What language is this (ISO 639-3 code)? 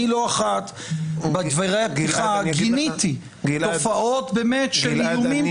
heb